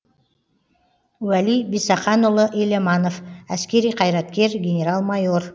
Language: Kazakh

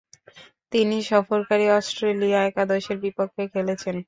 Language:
Bangla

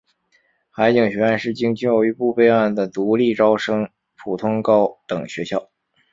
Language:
Chinese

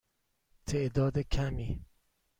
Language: Persian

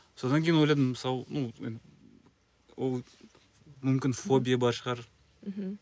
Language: Kazakh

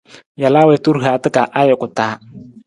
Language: Nawdm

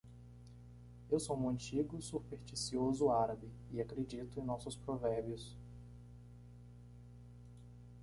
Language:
Portuguese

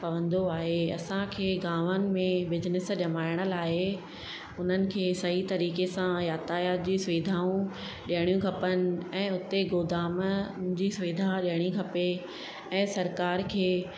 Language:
Sindhi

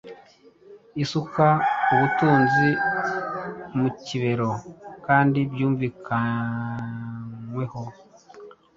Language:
Kinyarwanda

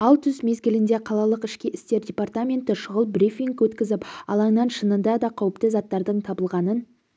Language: Kazakh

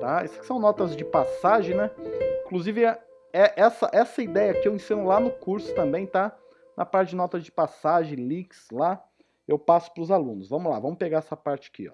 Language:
Portuguese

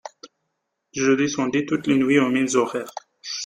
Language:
French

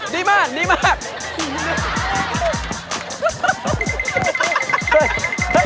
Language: Thai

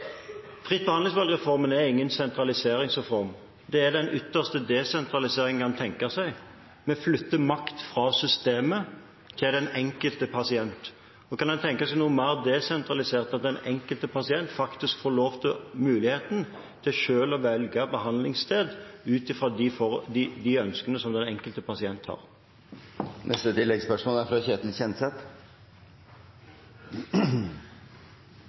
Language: Norwegian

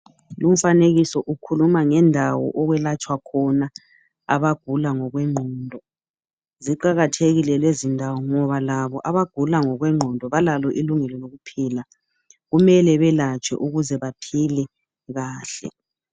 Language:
North Ndebele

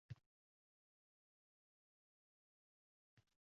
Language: Uzbek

